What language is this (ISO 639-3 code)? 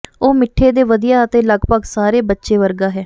pan